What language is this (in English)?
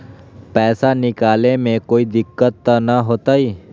Magahi